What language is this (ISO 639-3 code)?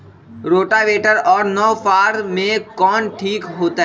mag